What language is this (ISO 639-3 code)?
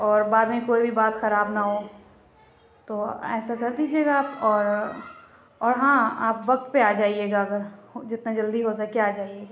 urd